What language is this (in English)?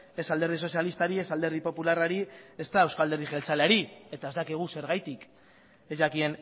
Basque